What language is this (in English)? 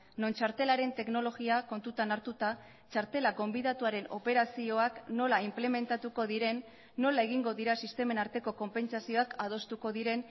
Basque